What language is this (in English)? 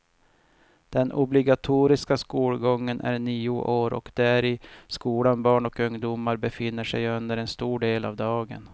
Swedish